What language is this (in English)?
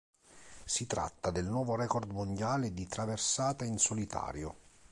Italian